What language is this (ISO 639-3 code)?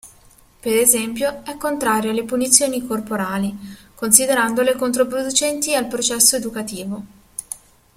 ita